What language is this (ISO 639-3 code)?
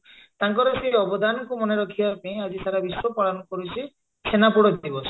ori